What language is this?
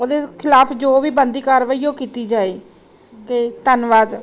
Punjabi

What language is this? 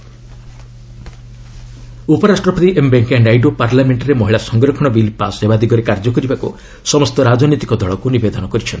Odia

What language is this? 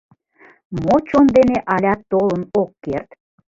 Mari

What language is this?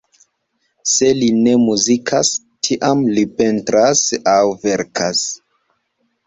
Esperanto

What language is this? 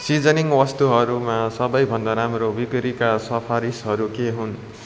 Nepali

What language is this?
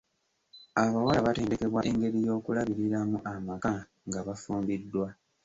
Ganda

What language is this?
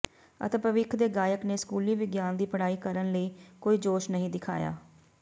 Punjabi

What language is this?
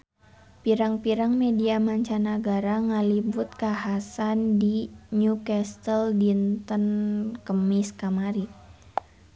Sundanese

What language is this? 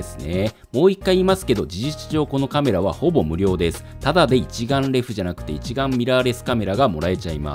Japanese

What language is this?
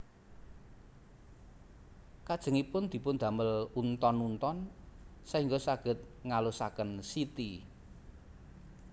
Javanese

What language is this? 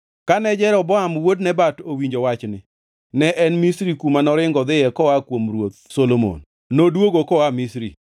Luo (Kenya and Tanzania)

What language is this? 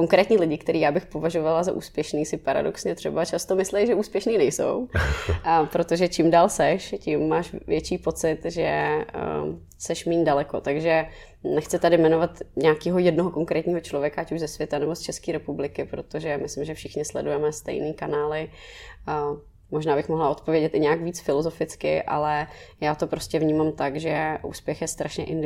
Czech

